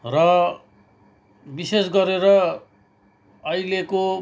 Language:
Nepali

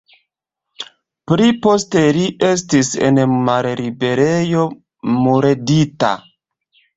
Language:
Esperanto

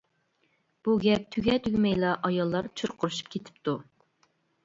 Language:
Uyghur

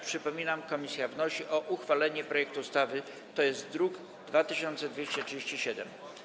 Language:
Polish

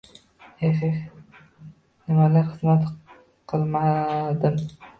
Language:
Uzbek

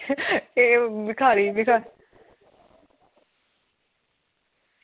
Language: Dogri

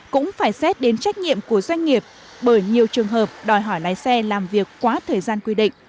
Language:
Vietnamese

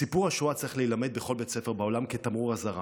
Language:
Hebrew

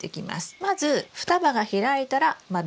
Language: Japanese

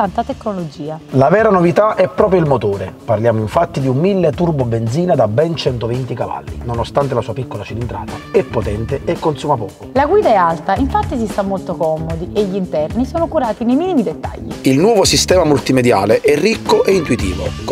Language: Italian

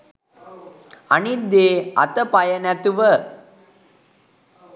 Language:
Sinhala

